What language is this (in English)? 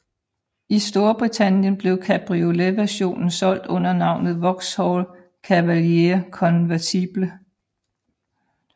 Danish